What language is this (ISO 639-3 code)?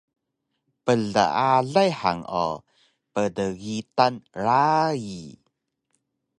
trv